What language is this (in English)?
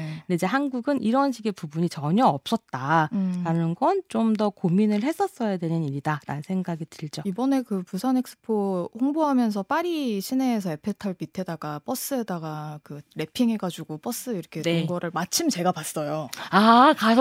Korean